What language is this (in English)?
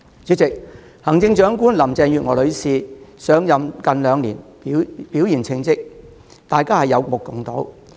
Cantonese